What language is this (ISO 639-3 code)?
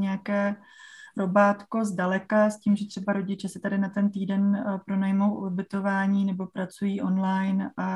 ces